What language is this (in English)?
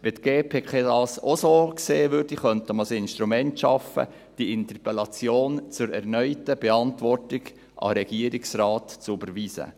Swiss German